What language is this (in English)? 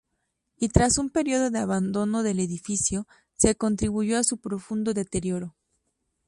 Spanish